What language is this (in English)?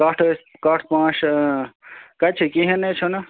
Kashmiri